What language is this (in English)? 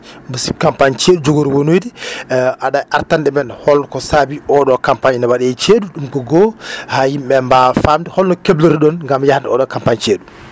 Fula